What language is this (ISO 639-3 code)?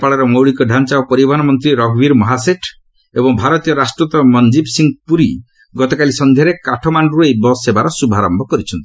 ori